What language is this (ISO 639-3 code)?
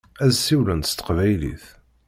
kab